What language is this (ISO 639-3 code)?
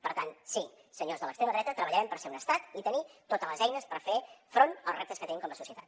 cat